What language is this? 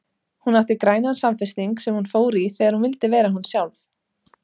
Icelandic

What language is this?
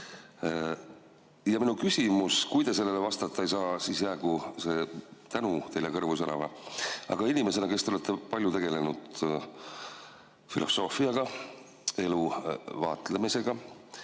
Estonian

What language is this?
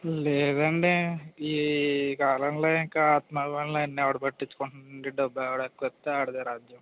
Telugu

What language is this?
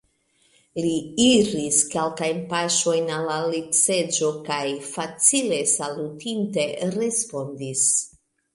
Esperanto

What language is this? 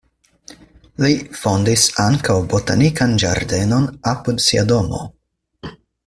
Esperanto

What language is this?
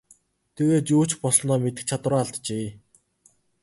Mongolian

